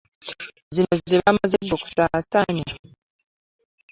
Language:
Ganda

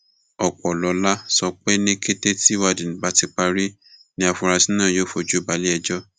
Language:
Yoruba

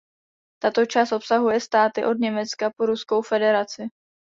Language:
Czech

